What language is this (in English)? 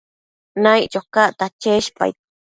Matsés